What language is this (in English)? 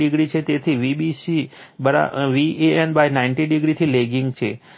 Gujarati